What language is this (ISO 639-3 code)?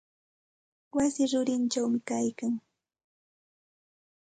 qxt